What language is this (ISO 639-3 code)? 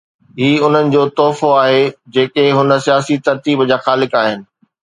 snd